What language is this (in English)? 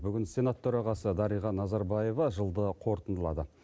Kazakh